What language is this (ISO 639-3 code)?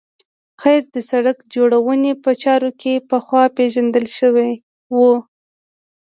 pus